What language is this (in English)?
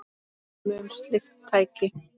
Icelandic